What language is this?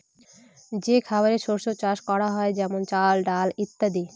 Bangla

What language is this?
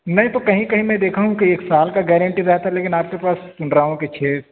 Urdu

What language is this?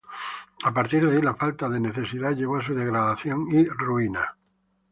Spanish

